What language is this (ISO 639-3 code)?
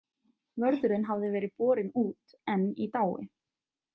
isl